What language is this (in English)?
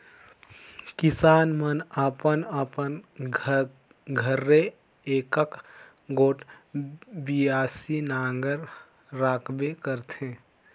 Chhattisgarhi